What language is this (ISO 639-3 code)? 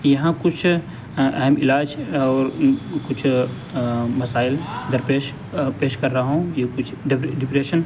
urd